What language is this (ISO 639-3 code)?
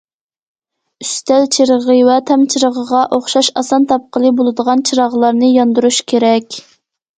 uig